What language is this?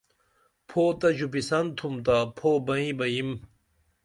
Dameli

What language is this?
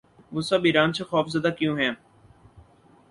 Urdu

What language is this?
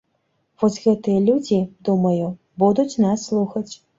Belarusian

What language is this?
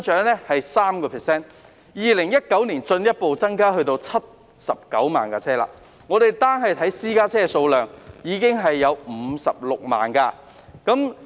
Cantonese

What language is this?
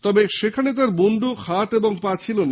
Bangla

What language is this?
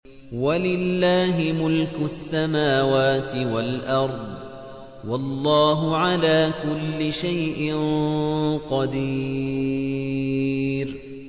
Arabic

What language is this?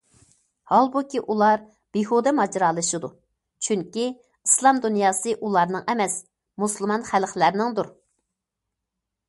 Uyghur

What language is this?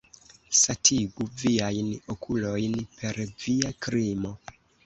Esperanto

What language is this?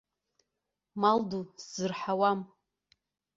Abkhazian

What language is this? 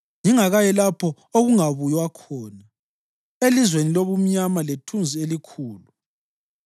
North Ndebele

